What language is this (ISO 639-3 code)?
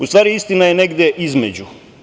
srp